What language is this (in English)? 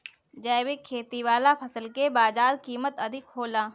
Bhojpuri